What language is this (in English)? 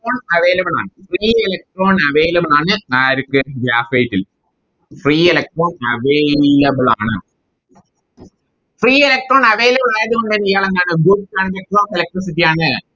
Malayalam